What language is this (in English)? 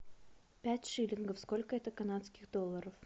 Russian